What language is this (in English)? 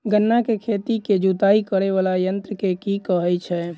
Maithili